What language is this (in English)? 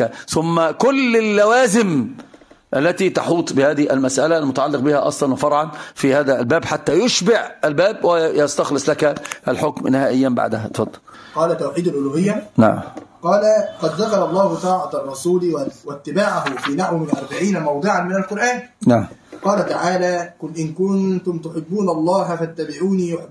Arabic